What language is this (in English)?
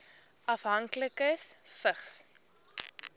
Afrikaans